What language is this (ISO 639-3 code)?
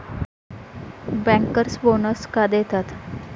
mar